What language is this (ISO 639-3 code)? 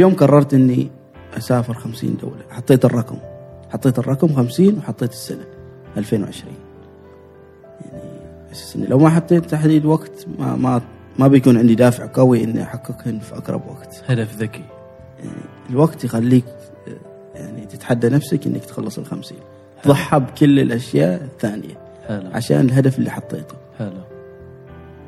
ara